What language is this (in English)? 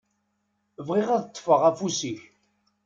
Kabyle